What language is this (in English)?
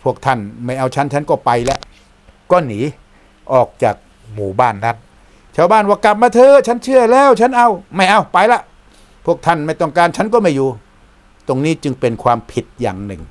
Thai